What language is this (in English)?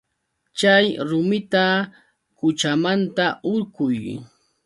Yauyos Quechua